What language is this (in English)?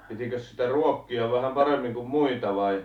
Finnish